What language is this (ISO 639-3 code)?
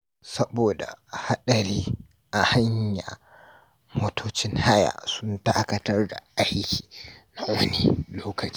hau